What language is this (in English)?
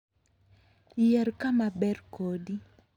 Luo (Kenya and Tanzania)